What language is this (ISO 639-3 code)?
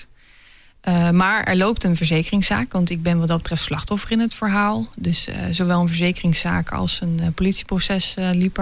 nld